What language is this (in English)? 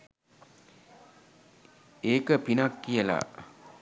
Sinhala